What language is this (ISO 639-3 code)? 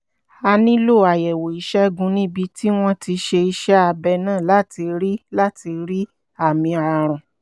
yor